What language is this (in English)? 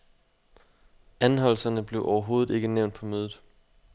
Danish